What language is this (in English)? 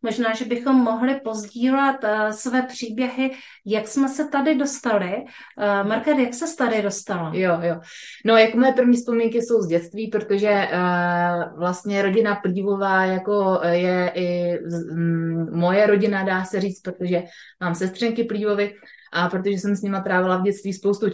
Czech